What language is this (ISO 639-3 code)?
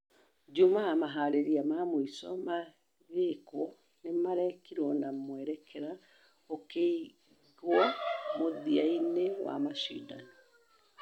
kik